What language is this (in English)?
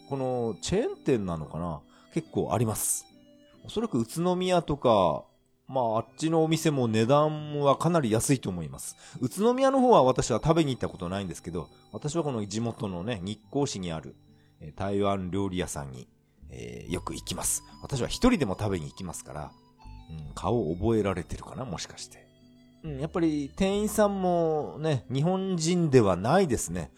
Japanese